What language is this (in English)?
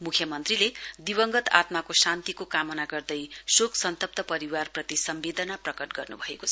Nepali